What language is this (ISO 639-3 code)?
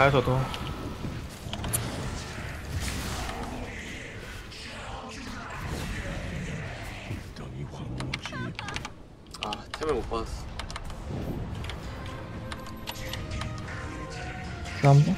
kor